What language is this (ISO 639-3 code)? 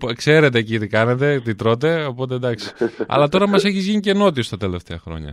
ell